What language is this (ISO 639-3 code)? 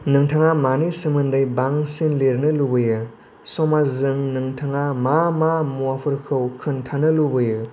brx